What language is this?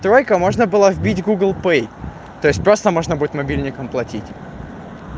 Russian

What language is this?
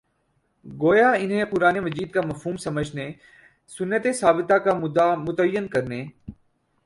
Urdu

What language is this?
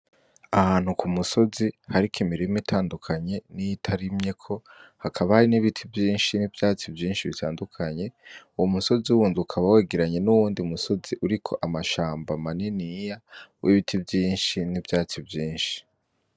Rundi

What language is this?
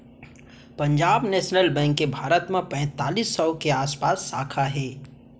Chhattisgarhi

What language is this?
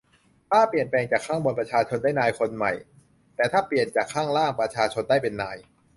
Thai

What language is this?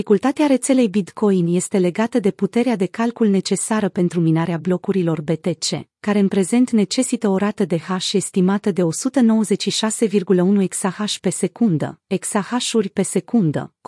Romanian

